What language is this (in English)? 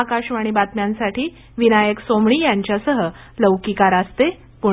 Marathi